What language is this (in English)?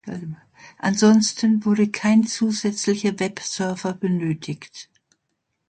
German